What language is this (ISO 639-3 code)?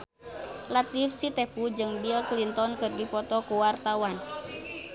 sun